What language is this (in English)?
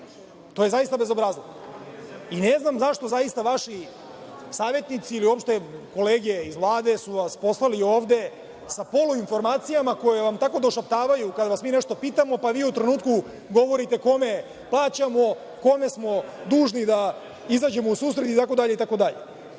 Serbian